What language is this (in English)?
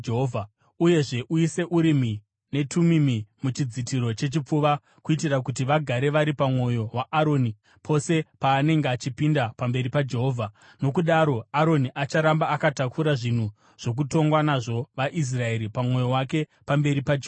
Shona